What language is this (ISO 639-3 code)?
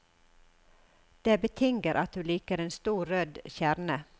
nor